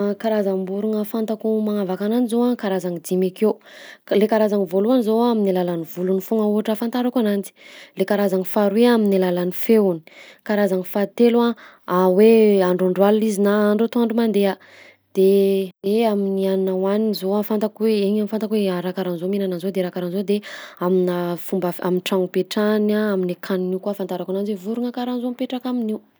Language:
Southern Betsimisaraka Malagasy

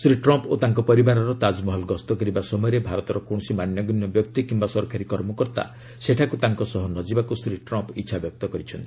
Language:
Odia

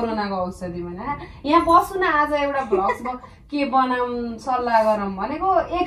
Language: Turkish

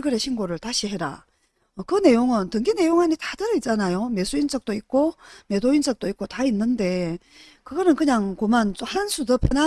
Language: Korean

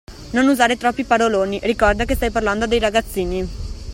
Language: Italian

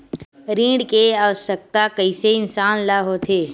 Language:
Chhattisgarhi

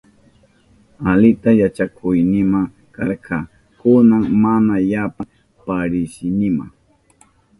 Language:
Southern Pastaza Quechua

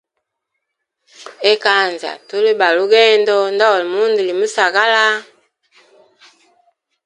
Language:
Hemba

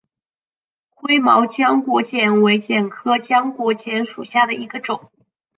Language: Chinese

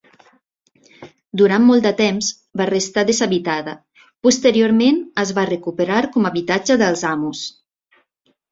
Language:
Catalan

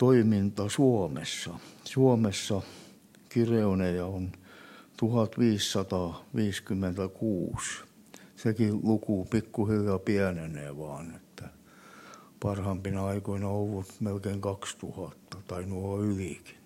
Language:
Finnish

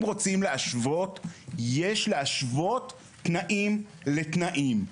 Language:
Hebrew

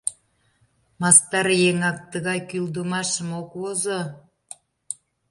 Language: Mari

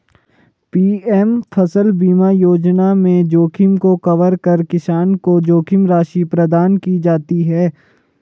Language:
Hindi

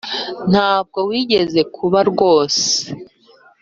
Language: Kinyarwanda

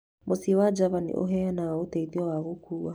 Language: Kikuyu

